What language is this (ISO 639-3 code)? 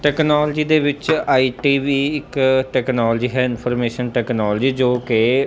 pan